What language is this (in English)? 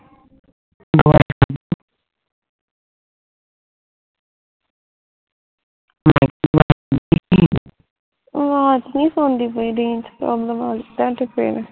Punjabi